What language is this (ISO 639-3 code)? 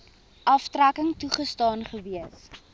afr